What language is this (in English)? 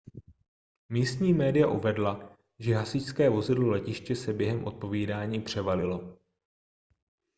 Czech